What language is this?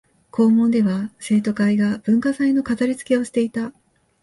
Japanese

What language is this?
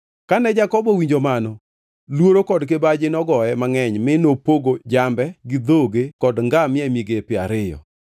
Luo (Kenya and Tanzania)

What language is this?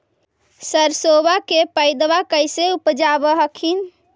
Magahi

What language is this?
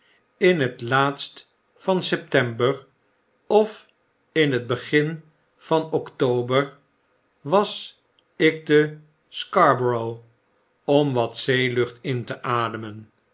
Dutch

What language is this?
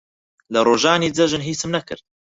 Central Kurdish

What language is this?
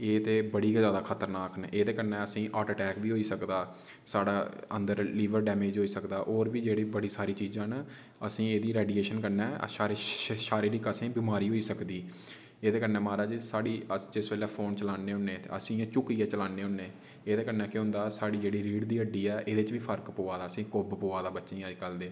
Dogri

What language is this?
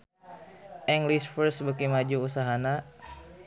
Sundanese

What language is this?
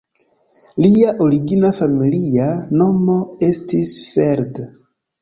Esperanto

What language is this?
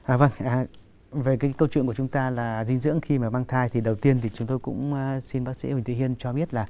Vietnamese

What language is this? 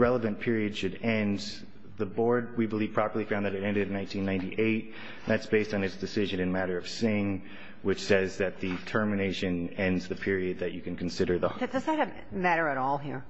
English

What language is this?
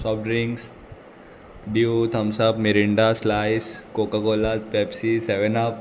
Konkani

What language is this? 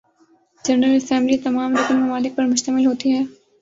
Urdu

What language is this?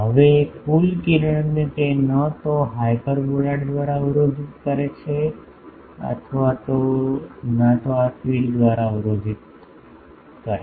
Gujarati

